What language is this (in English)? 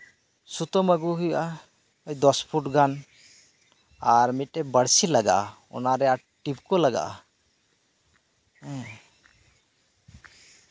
Santali